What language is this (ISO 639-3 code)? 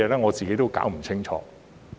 yue